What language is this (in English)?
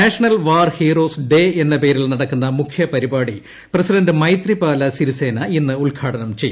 Malayalam